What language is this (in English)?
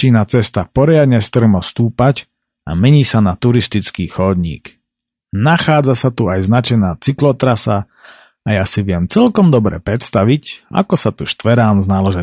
Slovak